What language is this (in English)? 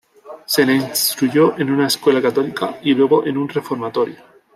Spanish